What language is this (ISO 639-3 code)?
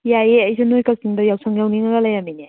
mni